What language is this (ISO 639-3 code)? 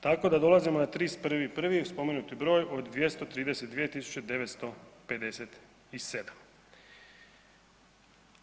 hrv